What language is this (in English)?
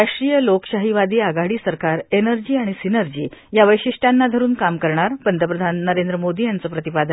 Marathi